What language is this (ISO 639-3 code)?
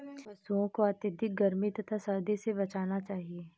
hin